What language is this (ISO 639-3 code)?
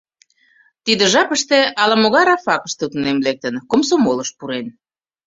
chm